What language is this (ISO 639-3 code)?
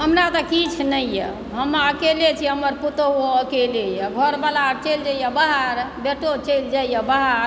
mai